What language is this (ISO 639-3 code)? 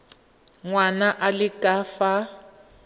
tsn